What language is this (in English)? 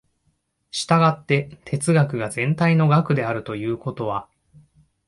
Japanese